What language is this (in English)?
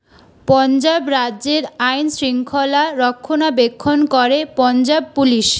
Bangla